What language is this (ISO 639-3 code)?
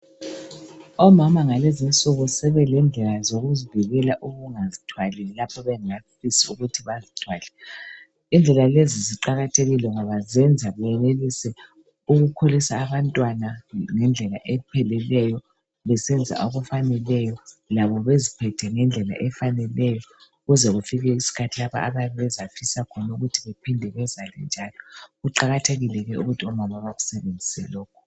nde